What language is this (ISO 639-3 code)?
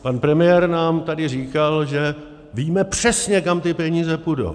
ces